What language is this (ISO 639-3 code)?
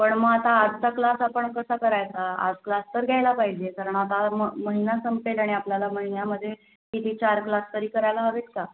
mar